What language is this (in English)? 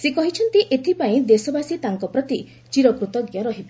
Odia